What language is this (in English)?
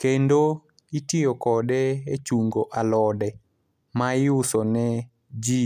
Luo (Kenya and Tanzania)